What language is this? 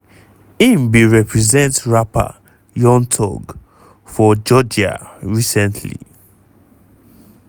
Nigerian Pidgin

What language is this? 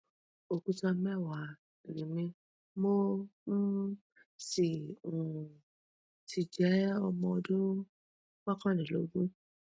Yoruba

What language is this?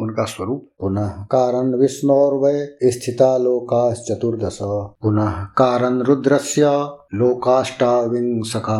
Hindi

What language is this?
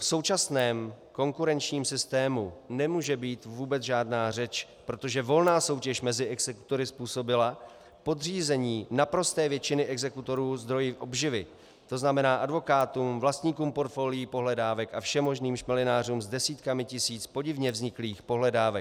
Czech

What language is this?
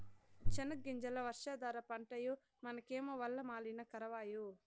Telugu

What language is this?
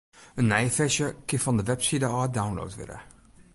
Western Frisian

